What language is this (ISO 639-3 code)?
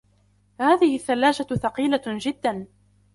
ara